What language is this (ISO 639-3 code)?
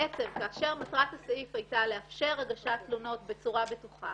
heb